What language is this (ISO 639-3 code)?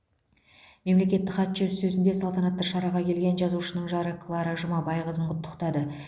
kaz